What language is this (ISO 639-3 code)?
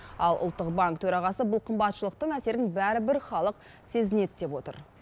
kaz